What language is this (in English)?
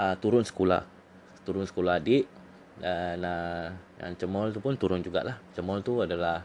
Malay